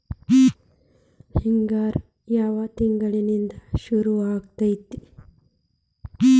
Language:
Kannada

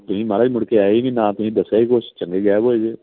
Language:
Punjabi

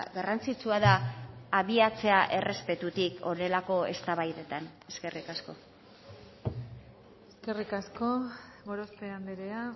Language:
Basque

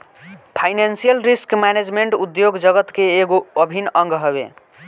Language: Bhojpuri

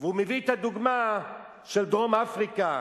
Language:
Hebrew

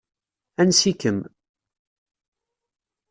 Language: Kabyle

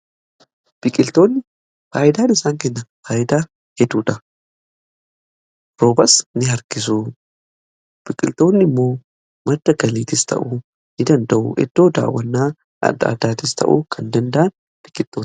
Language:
Oromo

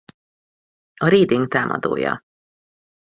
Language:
Hungarian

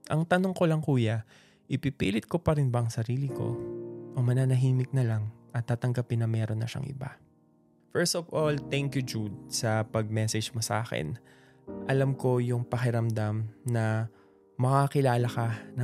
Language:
Filipino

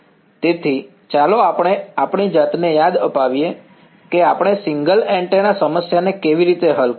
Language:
Gujarati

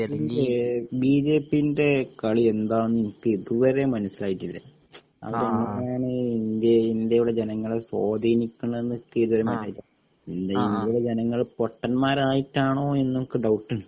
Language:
Malayalam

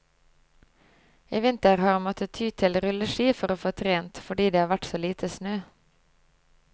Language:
Norwegian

